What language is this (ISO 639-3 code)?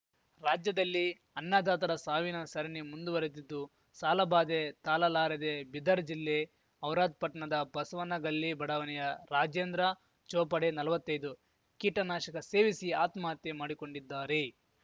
kan